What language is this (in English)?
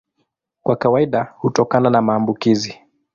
Swahili